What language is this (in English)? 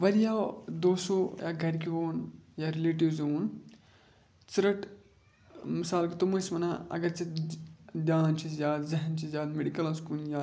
Kashmiri